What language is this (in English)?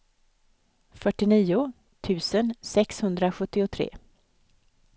Swedish